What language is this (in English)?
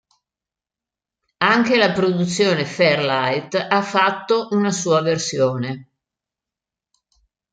Italian